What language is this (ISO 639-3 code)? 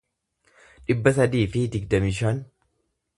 orm